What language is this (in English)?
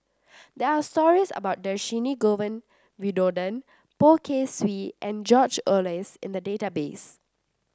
English